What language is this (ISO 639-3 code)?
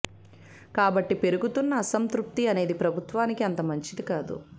tel